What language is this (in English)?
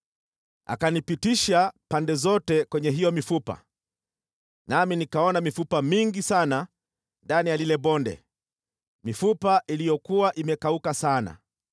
Swahili